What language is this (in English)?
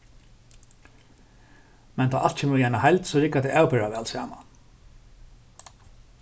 Faroese